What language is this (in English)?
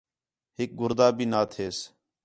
Khetrani